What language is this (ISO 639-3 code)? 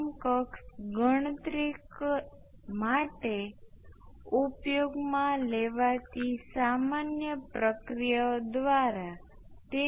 guj